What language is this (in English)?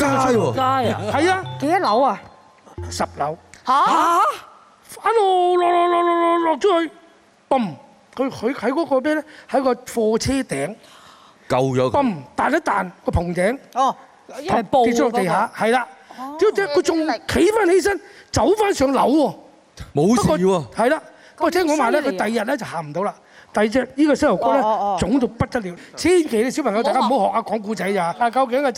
Chinese